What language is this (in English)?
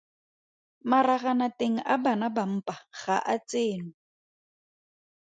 Tswana